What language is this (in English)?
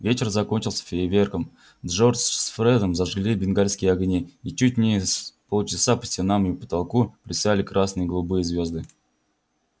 Russian